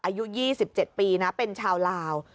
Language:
Thai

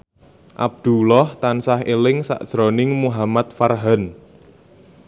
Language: Javanese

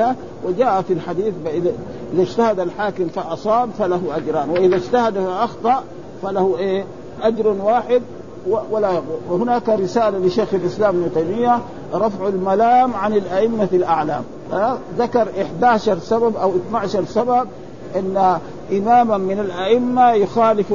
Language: Arabic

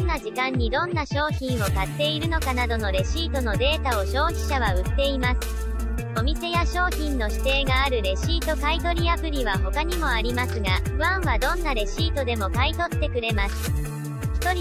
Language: Japanese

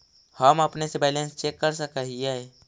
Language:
Magahi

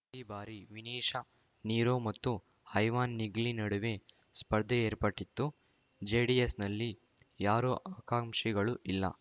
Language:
Kannada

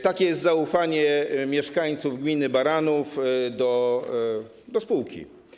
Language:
Polish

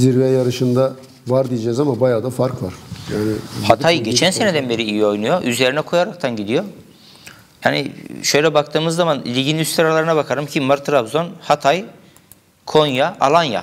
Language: Turkish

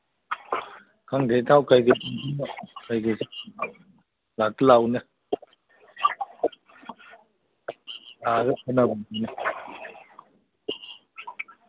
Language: Manipuri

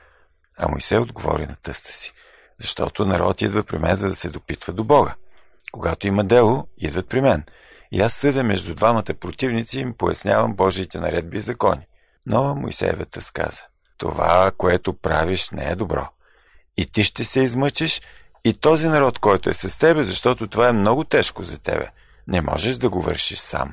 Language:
Bulgarian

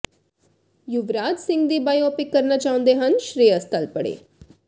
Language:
Punjabi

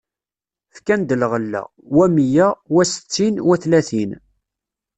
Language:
Kabyle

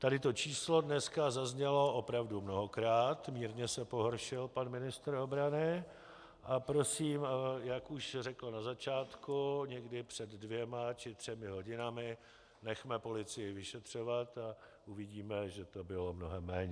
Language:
Czech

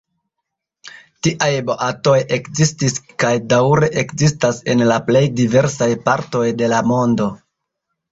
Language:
Esperanto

